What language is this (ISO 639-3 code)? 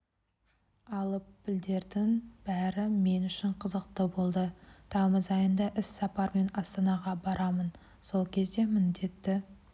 kaz